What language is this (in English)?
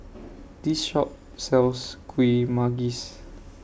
English